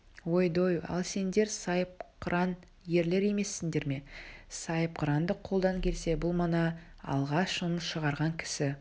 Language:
Kazakh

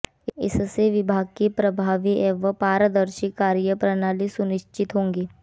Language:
Hindi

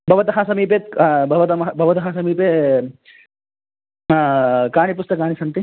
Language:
Sanskrit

